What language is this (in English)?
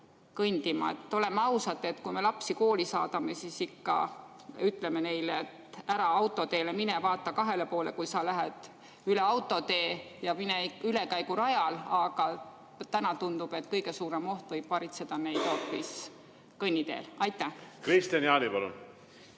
Estonian